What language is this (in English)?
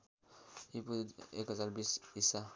Nepali